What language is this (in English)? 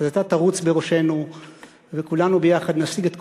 Hebrew